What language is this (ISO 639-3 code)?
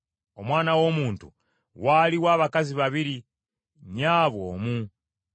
lug